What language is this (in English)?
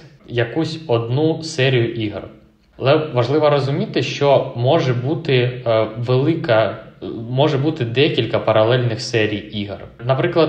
Ukrainian